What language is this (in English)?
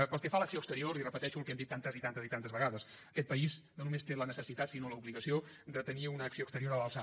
Catalan